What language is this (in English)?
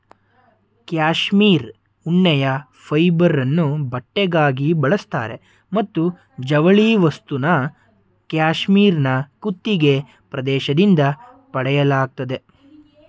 Kannada